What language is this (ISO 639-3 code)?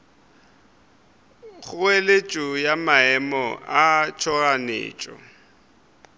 nso